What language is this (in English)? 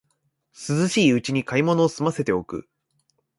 Japanese